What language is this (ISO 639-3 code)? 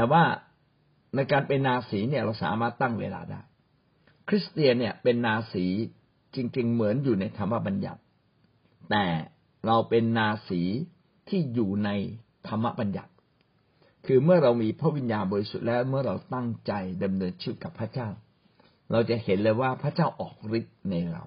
tha